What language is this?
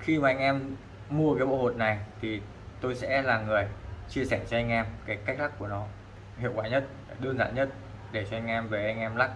Vietnamese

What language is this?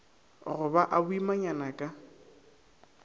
Northern Sotho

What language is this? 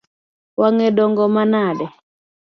Luo (Kenya and Tanzania)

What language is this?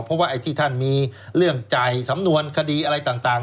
Thai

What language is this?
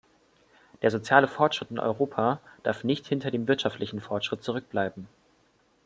German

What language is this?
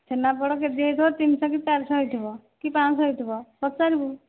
Odia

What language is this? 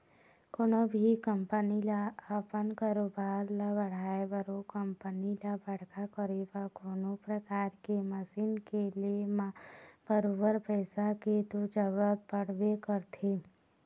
Chhattisgarhi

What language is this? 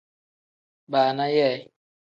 Tem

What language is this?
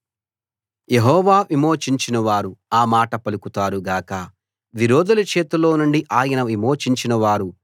Telugu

